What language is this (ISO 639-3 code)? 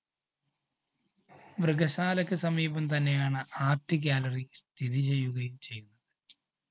mal